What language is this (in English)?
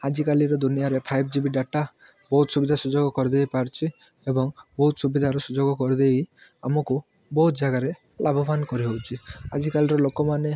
Odia